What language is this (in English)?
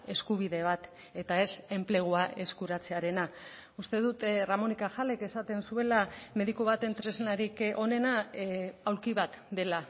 Basque